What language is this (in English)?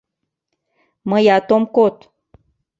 Mari